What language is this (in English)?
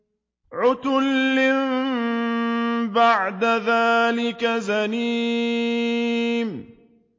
Arabic